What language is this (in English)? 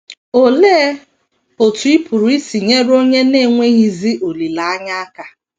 Igbo